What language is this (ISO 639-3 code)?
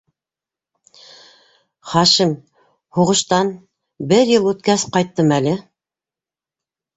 bak